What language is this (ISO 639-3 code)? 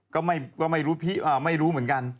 tha